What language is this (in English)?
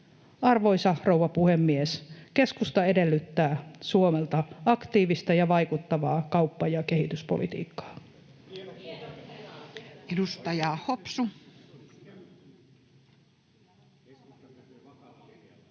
Finnish